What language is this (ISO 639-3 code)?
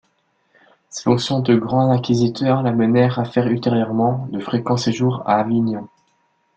fra